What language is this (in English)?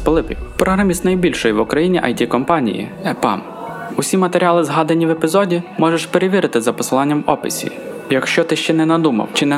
Ukrainian